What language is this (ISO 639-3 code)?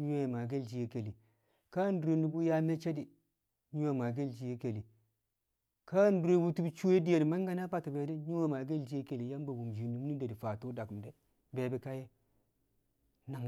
kcq